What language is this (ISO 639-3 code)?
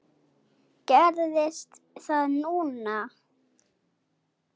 isl